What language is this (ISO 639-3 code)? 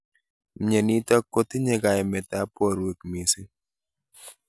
kln